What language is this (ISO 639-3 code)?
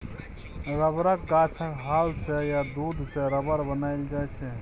mai